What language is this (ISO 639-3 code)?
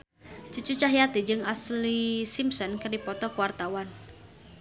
sun